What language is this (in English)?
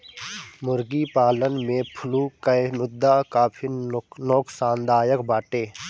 Bhojpuri